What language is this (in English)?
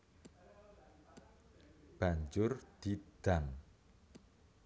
Javanese